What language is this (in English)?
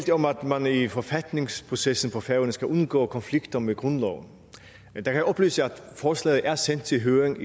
Danish